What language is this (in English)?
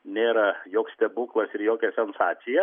Lithuanian